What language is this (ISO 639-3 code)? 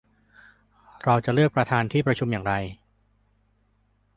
tha